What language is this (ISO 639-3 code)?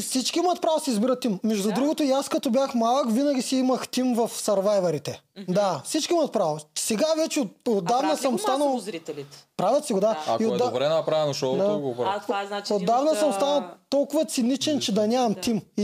bul